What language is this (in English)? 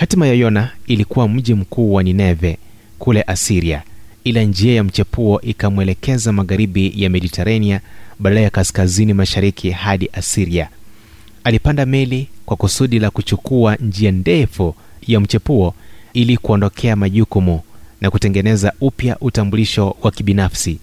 Swahili